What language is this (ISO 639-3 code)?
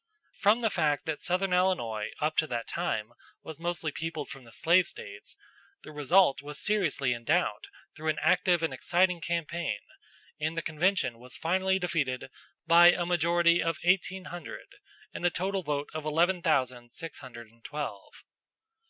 eng